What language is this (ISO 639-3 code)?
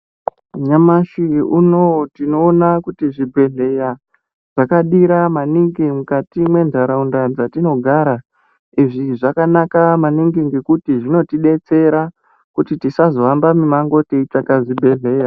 ndc